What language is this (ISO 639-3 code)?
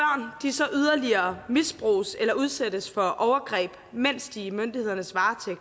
dan